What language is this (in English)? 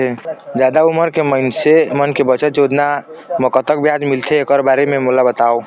Chhattisgarhi